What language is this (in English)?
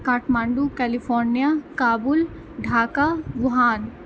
Maithili